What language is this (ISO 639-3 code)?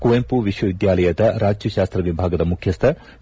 kan